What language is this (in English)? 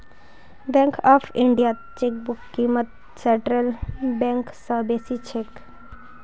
Magahi